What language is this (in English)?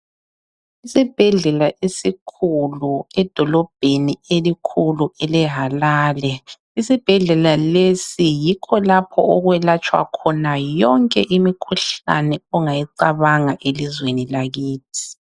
North Ndebele